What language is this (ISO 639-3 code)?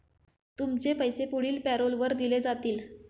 mar